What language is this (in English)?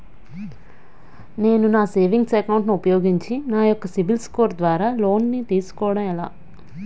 Telugu